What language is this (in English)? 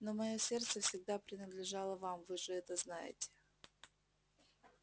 Russian